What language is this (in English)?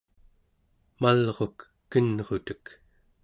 Central Yupik